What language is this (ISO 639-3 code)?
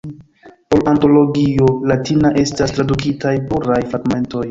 epo